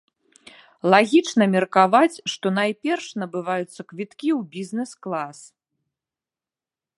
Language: Belarusian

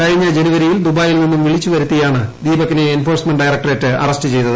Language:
Malayalam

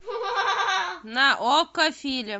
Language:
Russian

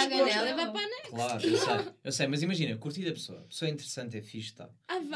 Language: Portuguese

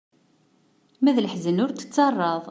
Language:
Kabyle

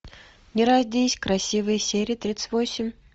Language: Russian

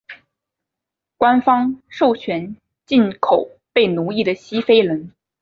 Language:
Chinese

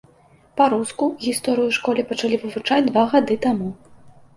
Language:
Belarusian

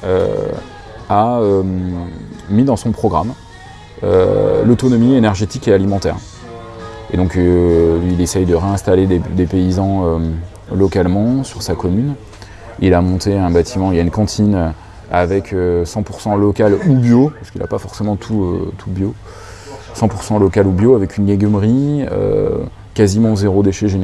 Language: French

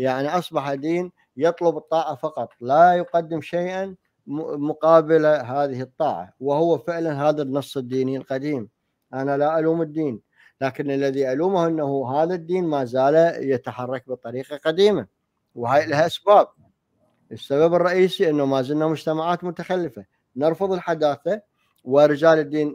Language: Arabic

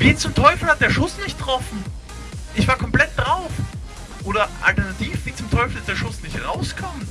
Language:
German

